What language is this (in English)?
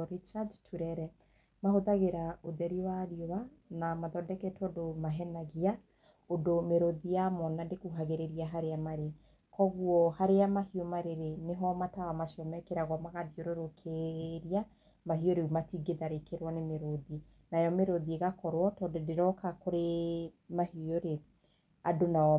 Kikuyu